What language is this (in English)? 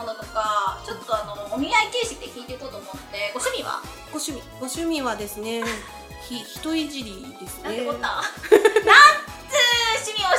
Japanese